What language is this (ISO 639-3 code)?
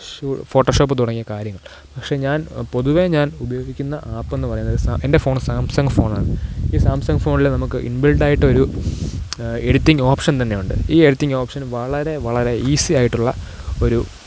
mal